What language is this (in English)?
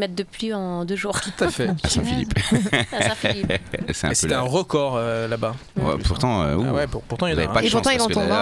French